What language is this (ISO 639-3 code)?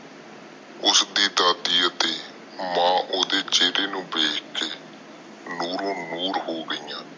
pan